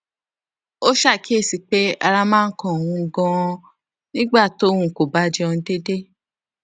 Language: Yoruba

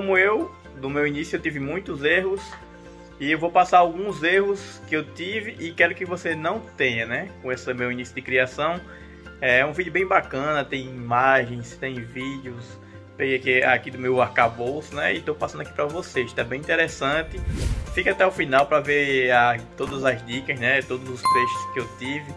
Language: Portuguese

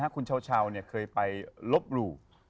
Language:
Thai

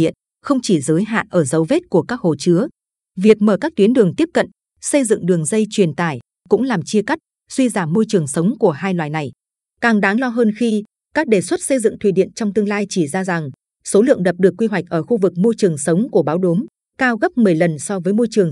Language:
Vietnamese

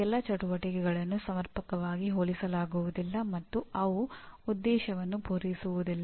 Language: Kannada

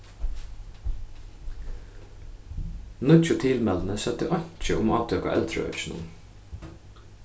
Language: Faroese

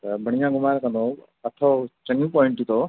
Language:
Sindhi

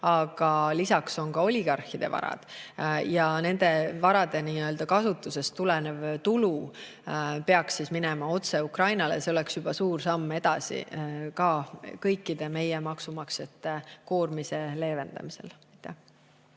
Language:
Estonian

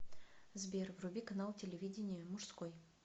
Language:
Russian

